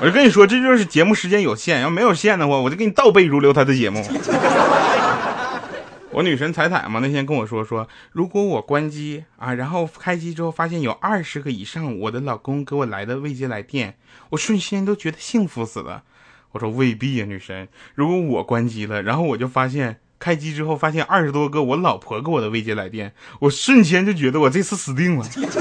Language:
Chinese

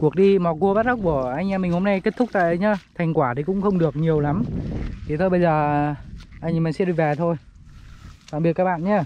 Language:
Vietnamese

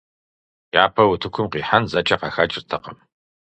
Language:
Kabardian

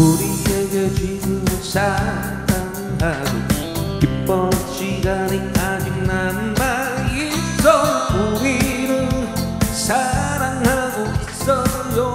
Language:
Korean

